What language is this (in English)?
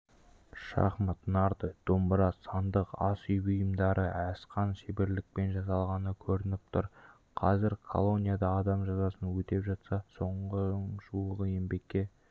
Kazakh